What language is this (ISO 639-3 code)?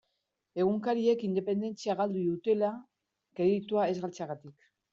eus